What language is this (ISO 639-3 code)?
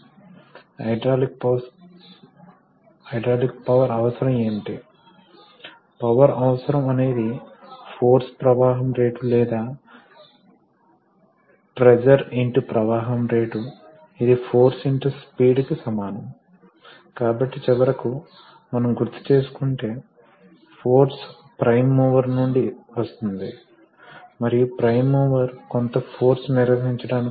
tel